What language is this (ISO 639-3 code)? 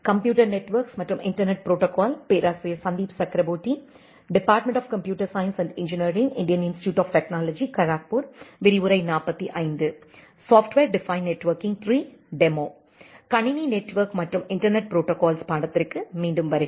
tam